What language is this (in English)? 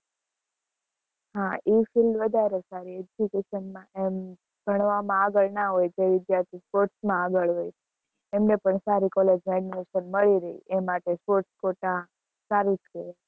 Gujarati